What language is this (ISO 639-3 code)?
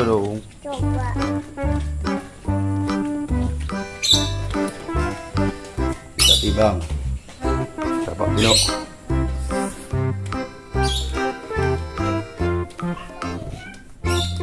ind